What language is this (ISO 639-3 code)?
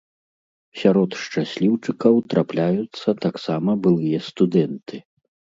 bel